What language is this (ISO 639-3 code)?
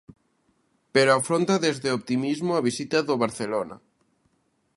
glg